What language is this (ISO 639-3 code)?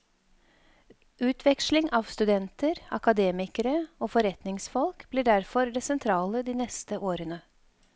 nor